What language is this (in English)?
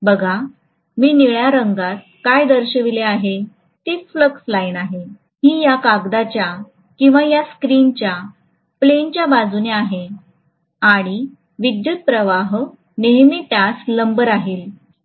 Marathi